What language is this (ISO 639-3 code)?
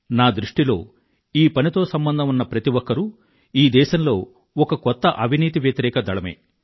tel